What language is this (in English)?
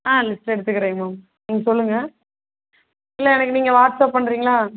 Tamil